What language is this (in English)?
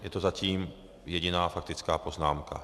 Czech